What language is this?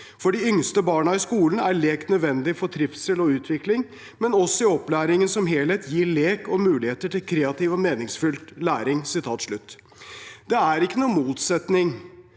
Norwegian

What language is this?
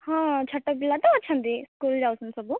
Odia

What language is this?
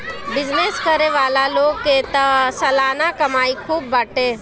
Bhojpuri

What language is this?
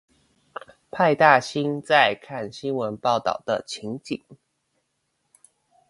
Chinese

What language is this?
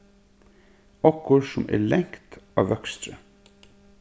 Faroese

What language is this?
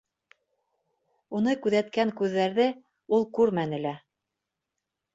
Bashkir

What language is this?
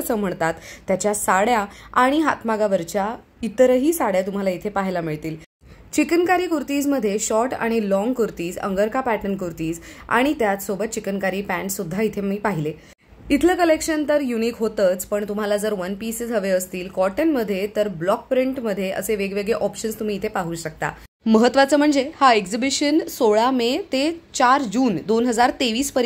Hindi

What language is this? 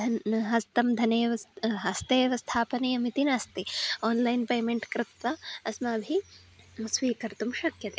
Sanskrit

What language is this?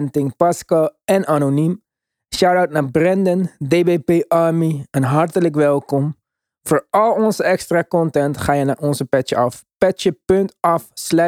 Dutch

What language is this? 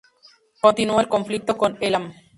Spanish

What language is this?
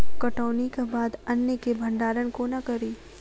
Maithili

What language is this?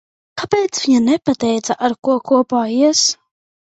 Latvian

